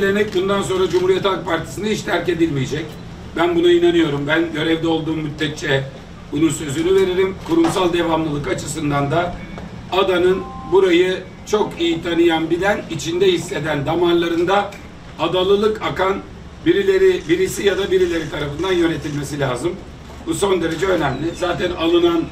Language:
Turkish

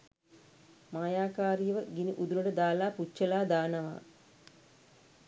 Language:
Sinhala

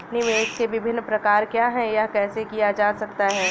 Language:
Hindi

